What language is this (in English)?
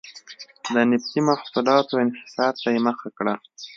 Pashto